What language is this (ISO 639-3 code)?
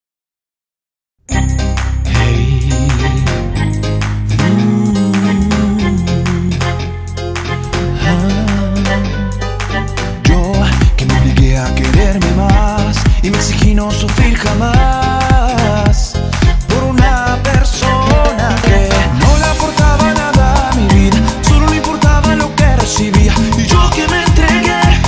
spa